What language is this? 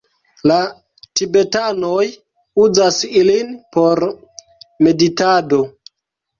Esperanto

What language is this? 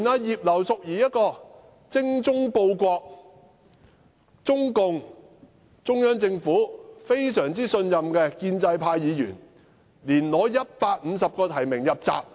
Cantonese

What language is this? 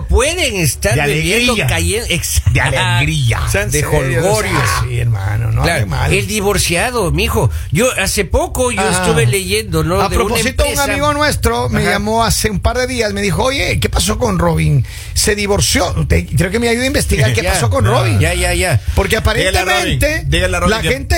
Spanish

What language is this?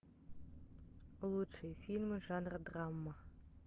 Russian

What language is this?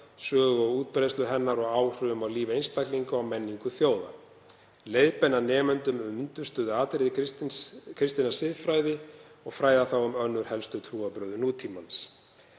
Icelandic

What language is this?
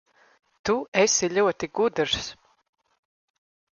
Latvian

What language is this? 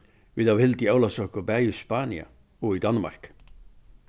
Faroese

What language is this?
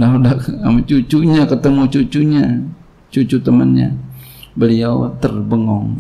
Indonesian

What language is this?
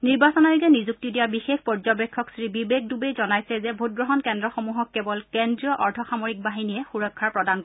Assamese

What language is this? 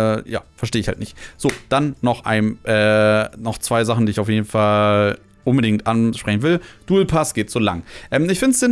German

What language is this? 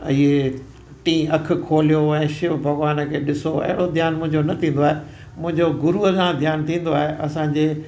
Sindhi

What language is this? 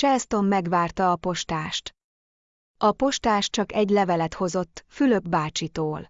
Hungarian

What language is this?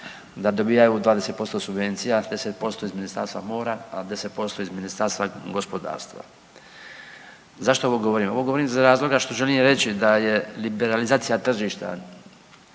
Croatian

